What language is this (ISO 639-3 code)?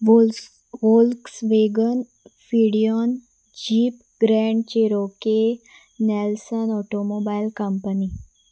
kok